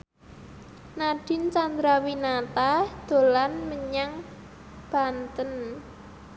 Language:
Javanese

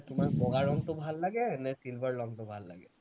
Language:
Assamese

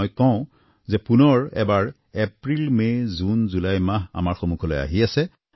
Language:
Assamese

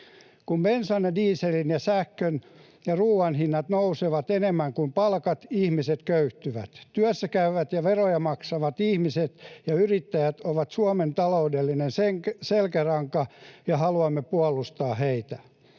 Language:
Finnish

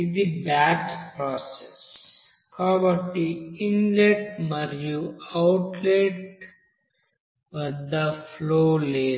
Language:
Telugu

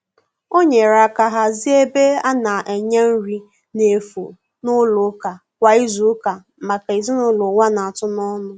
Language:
Igbo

